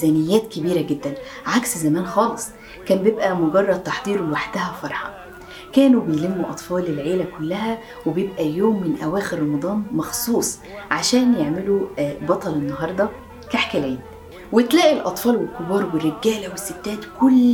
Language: Arabic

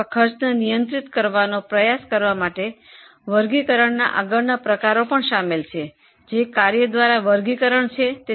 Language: Gujarati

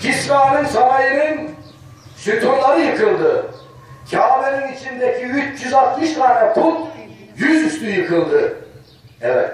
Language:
Turkish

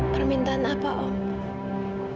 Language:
Indonesian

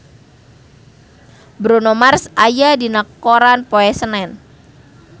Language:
Sundanese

